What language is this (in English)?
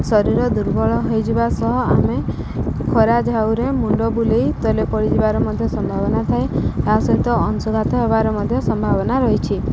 Odia